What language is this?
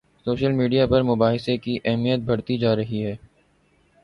Urdu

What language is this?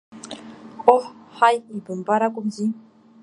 Abkhazian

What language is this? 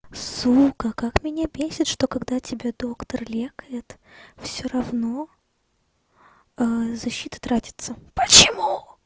Russian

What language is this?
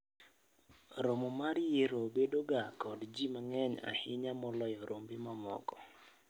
Luo (Kenya and Tanzania)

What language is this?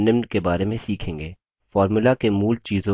Hindi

